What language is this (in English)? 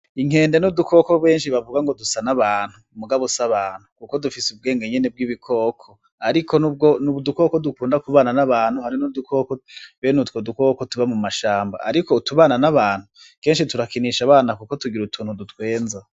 Rundi